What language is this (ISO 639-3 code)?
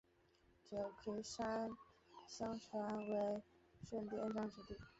zho